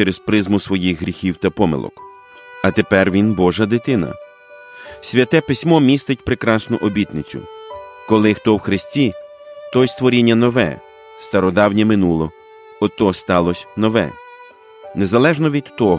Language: Ukrainian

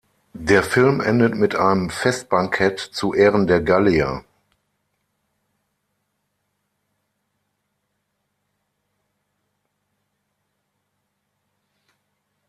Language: German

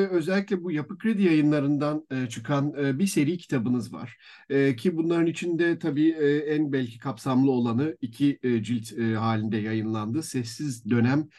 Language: Turkish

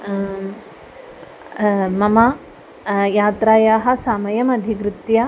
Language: Sanskrit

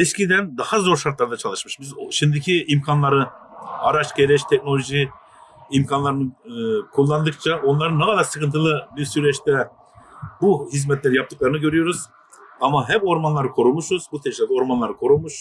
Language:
Turkish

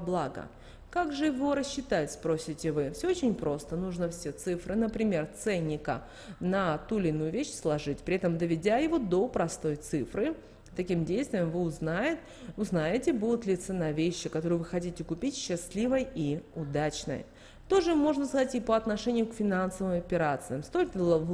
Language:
Russian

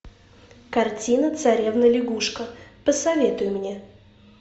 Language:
Russian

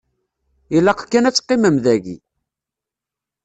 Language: Kabyle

